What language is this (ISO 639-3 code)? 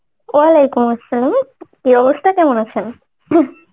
ben